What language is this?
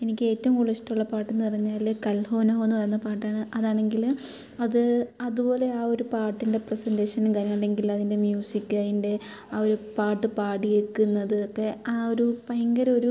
Malayalam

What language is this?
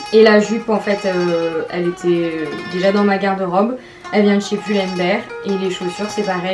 French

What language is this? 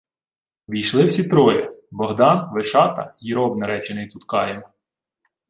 Ukrainian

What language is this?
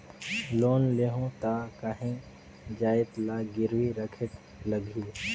Chhattisgarhi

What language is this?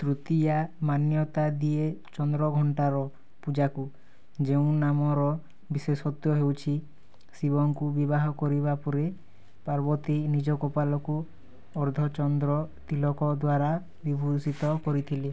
Odia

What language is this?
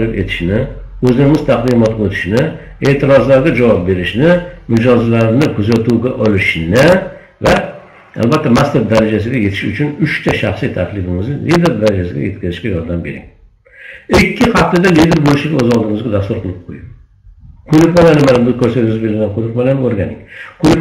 Turkish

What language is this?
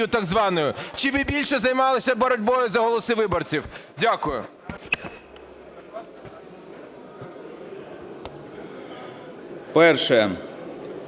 Ukrainian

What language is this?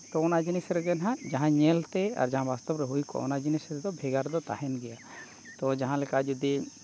Santali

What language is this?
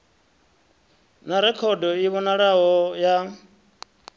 Venda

